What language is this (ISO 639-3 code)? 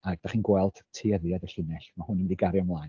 cym